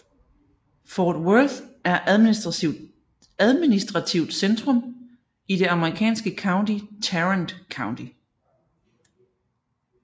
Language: Danish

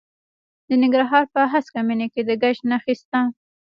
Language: Pashto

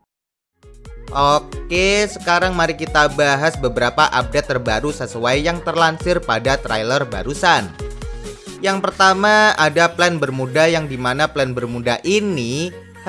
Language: Indonesian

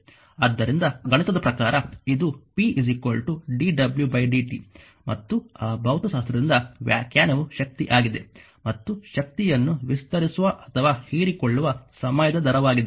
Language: Kannada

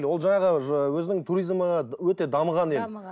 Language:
Kazakh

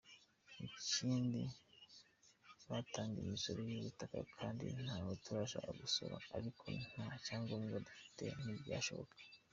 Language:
Kinyarwanda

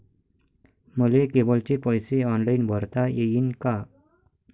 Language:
Marathi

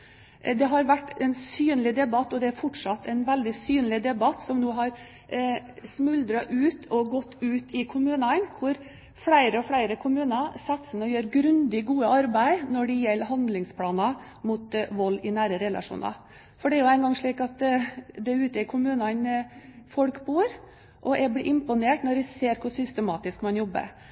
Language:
Norwegian Bokmål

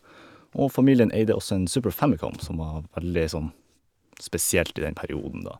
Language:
Norwegian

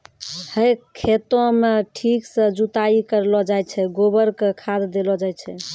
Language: Maithili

